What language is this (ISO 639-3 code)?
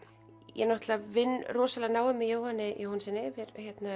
isl